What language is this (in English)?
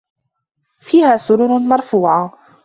Arabic